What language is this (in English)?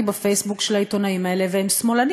Hebrew